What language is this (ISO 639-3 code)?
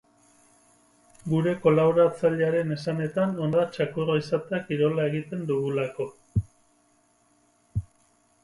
eus